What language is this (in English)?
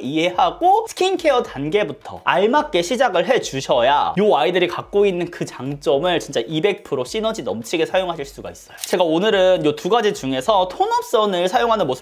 Korean